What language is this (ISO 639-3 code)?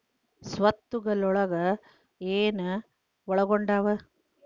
kan